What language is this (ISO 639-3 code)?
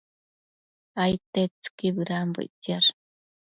mcf